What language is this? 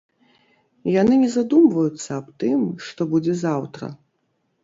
Belarusian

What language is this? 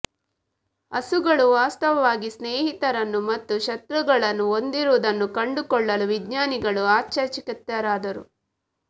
Kannada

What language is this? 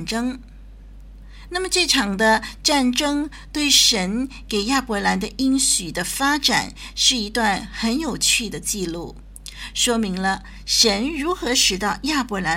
Chinese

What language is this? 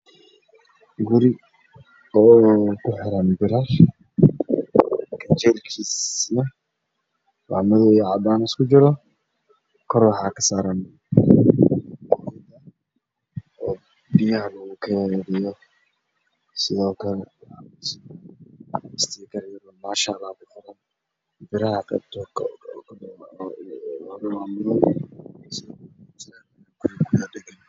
Somali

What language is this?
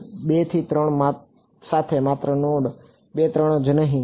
Gujarati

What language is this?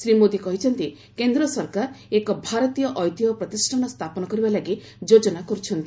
Odia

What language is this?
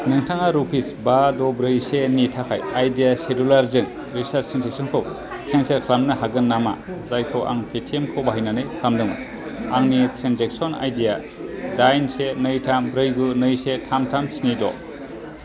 Bodo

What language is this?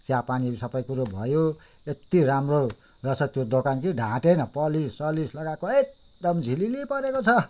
Nepali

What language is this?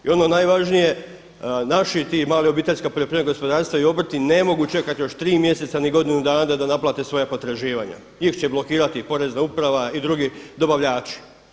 Croatian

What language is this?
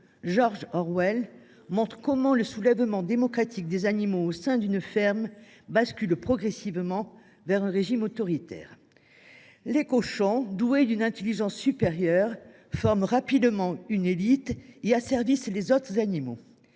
French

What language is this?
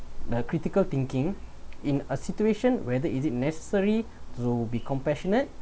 English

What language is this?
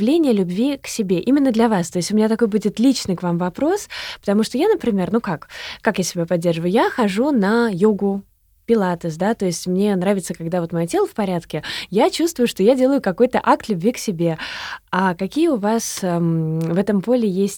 Russian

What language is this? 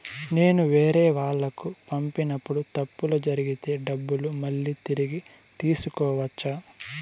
Telugu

